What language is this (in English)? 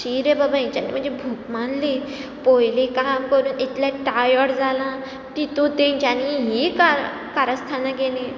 Konkani